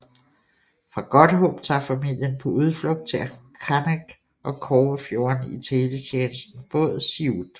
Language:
Danish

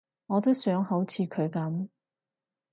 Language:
Cantonese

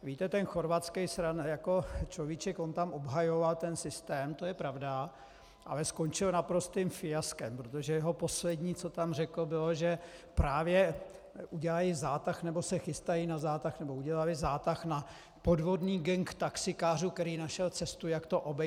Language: Czech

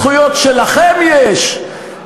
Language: Hebrew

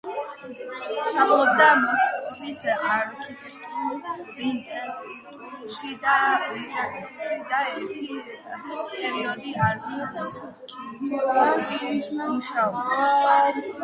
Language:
Georgian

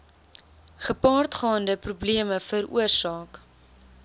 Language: Afrikaans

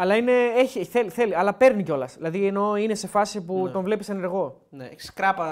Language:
Greek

